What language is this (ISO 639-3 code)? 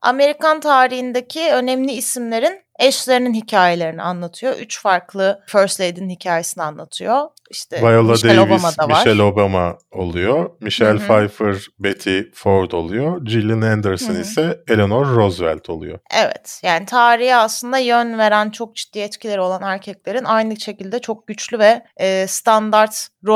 tur